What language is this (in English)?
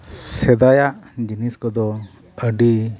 Santali